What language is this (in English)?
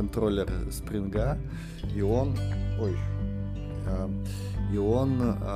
Russian